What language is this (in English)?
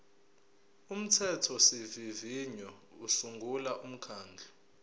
Zulu